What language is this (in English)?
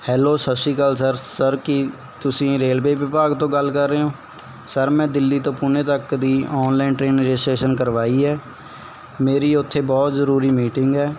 Punjabi